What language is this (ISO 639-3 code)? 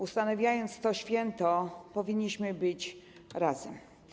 pol